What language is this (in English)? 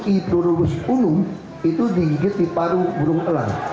Indonesian